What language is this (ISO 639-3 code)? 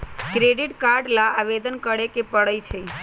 mag